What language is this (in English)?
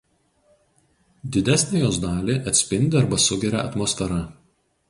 Lithuanian